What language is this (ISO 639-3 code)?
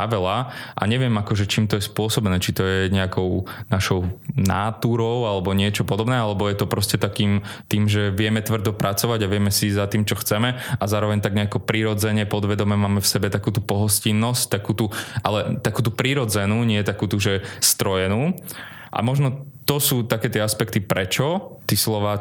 slk